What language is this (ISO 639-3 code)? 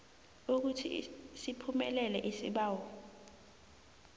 nbl